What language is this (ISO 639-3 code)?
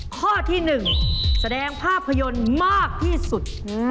tha